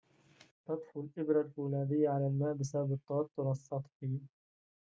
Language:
Arabic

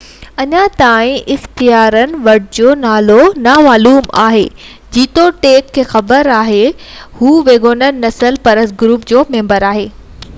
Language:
Sindhi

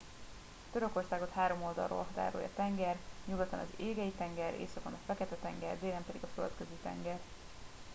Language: Hungarian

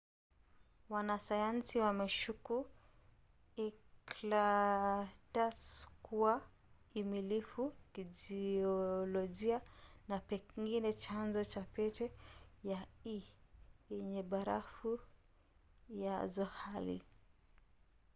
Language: Swahili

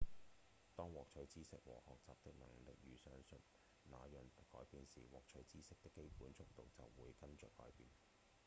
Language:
Cantonese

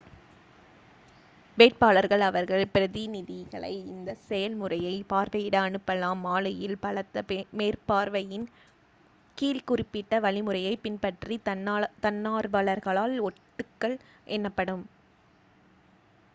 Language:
Tamil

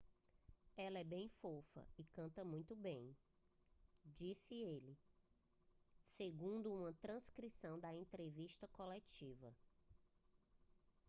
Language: Portuguese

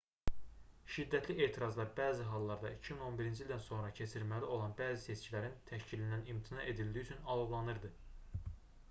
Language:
Azerbaijani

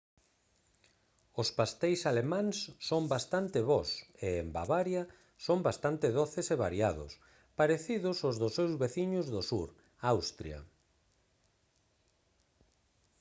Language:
Galician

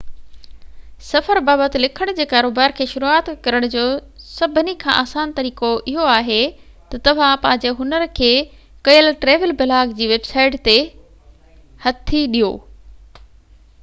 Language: Sindhi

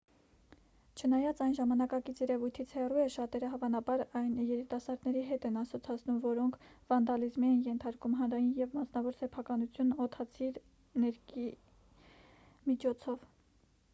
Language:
Armenian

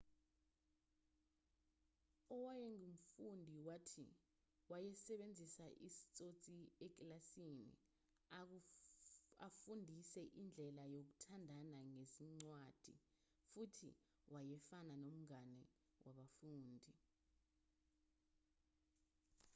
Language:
Zulu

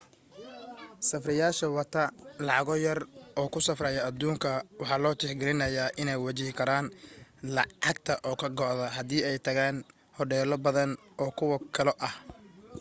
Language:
Somali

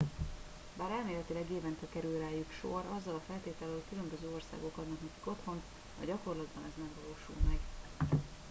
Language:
Hungarian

